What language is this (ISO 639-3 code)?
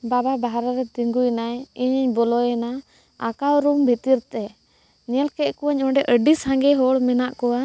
sat